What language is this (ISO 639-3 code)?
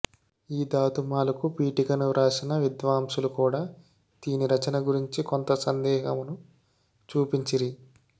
tel